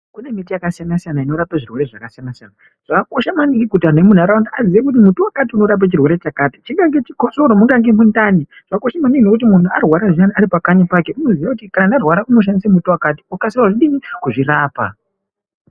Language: Ndau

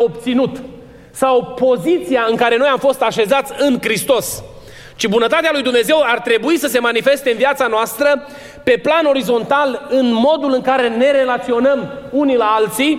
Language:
Romanian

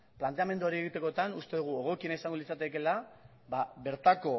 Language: Basque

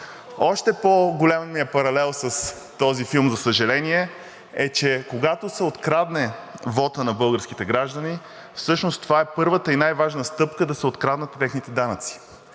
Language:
Bulgarian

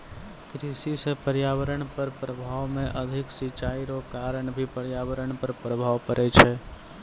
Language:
Maithili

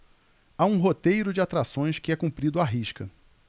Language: Portuguese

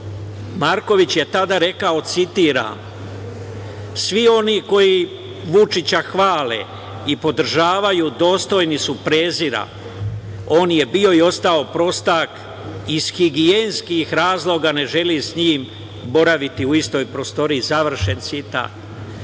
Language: Serbian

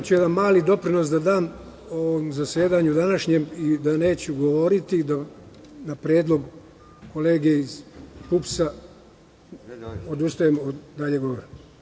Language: Serbian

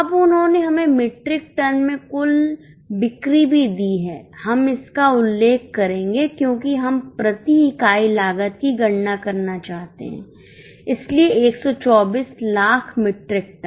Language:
Hindi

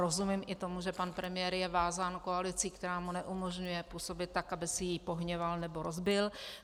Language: Czech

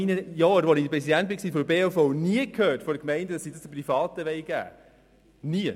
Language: Swiss German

